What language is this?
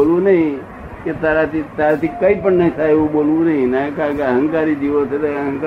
Gujarati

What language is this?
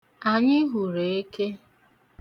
Igbo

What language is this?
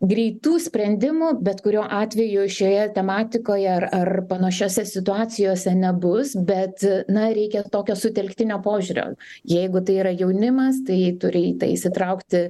Lithuanian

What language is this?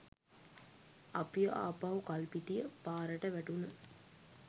Sinhala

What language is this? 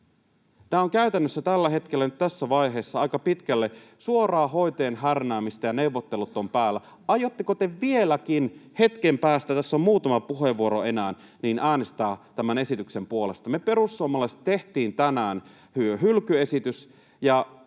Finnish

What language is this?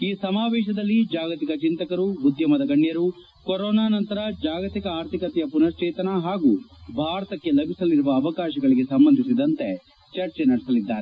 Kannada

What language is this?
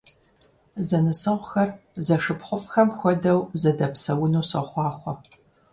Kabardian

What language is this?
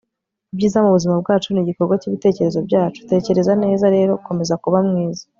Kinyarwanda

